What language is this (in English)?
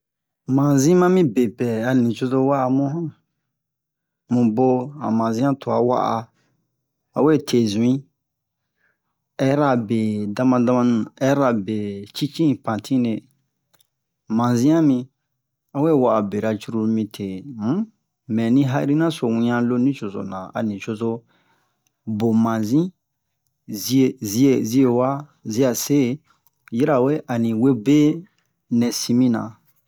Bomu